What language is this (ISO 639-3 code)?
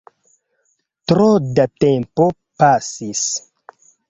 epo